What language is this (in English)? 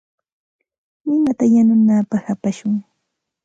Santa Ana de Tusi Pasco Quechua